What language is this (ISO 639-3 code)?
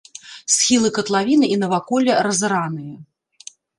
bel